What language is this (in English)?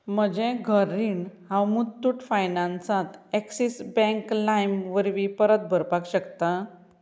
Konkani